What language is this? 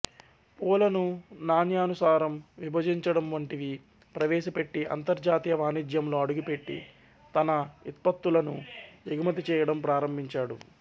Telugu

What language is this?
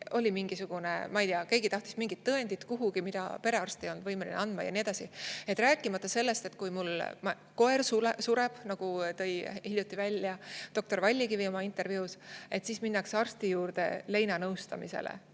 Estonian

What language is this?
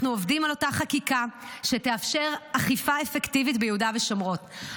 Hebrew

